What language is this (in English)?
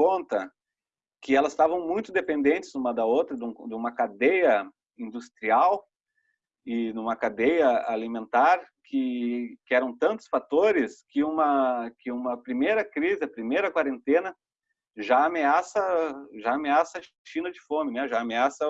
Portuguese